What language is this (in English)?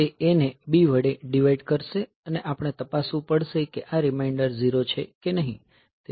Gujarati